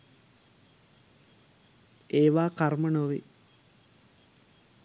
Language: Sinhala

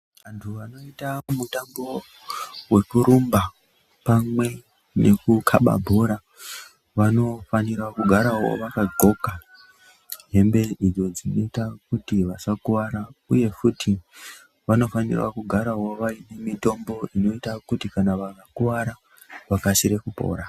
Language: Ndau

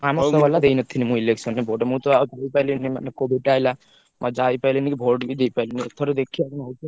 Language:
Odia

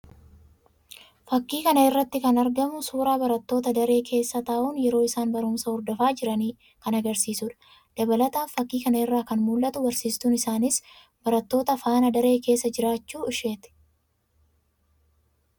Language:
Oromo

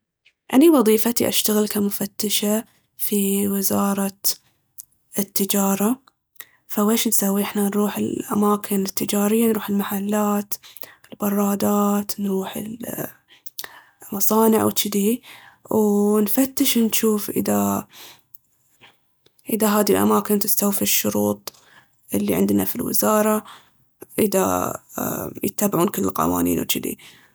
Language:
Baharna Arabic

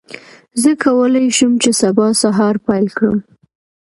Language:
Pashto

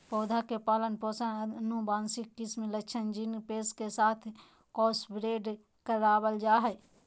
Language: Magahi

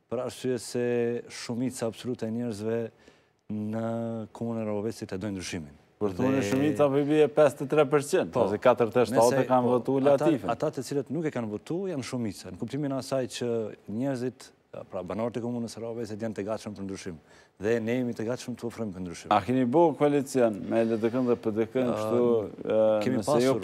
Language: Romanian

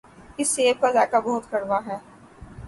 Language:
Urdu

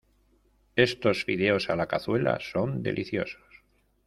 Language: Spanish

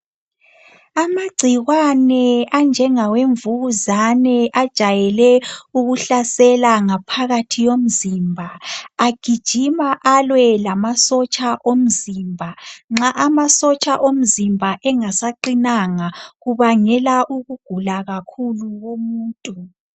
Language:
North Ndebele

